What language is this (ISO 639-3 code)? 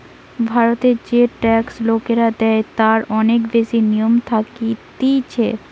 ben